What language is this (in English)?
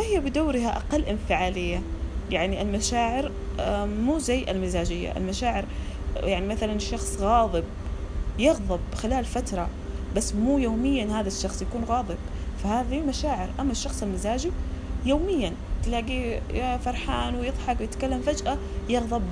Arabic